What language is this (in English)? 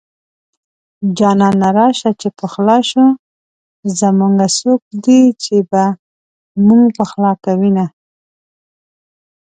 Pashto